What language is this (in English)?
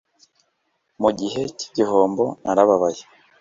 Kinyarwanda